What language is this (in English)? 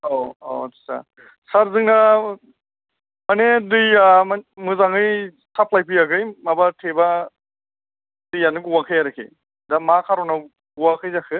Bodo